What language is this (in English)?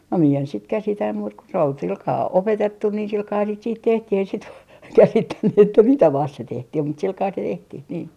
Finnish